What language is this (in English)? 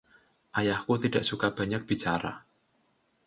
Indonesian